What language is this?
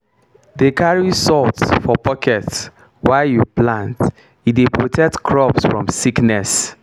Nigerian Pidgin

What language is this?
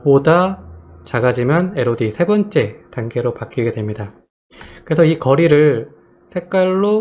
Korean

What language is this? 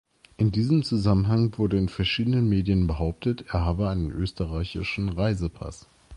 German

